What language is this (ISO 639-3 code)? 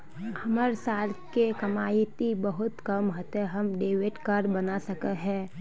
mag